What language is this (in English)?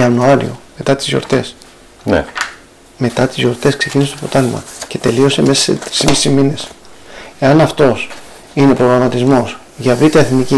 Greek